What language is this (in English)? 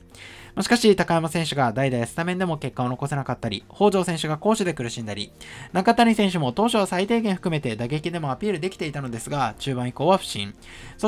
Japanese